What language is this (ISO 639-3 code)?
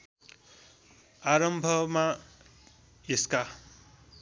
nep